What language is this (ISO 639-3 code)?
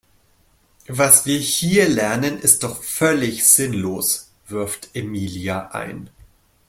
deu